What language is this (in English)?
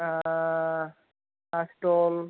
Bodo